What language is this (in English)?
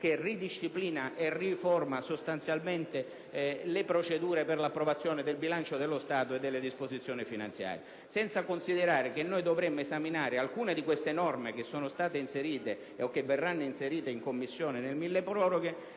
Italian